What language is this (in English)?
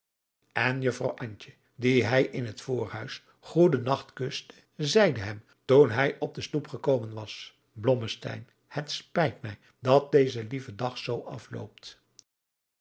Dutch